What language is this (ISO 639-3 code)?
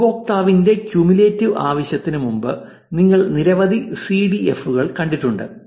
mal